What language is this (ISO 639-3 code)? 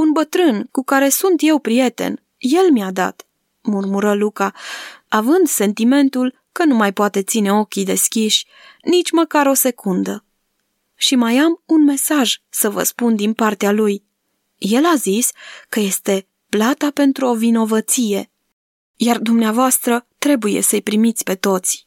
ron